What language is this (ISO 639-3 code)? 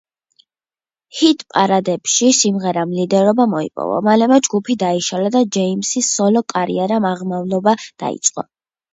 kat